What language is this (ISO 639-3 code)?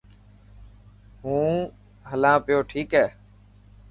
mki